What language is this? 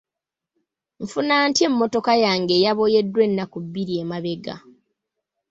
Ganda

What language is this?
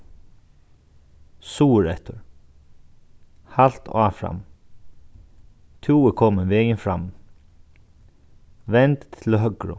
Faroese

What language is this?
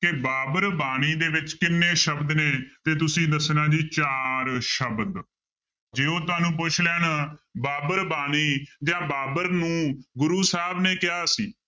Punjabi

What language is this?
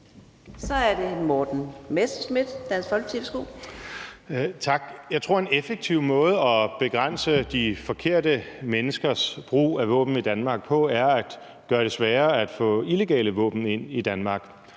Danish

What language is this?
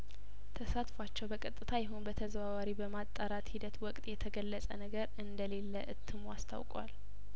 Amharic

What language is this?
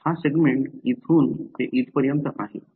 Marathi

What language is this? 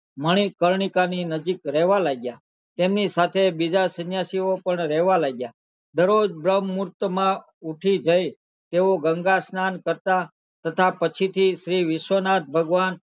Gujarati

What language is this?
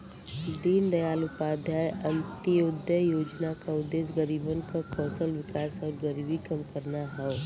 Bhojpuri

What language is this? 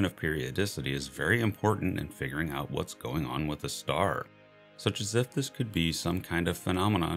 English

